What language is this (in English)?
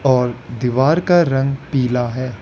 Hindi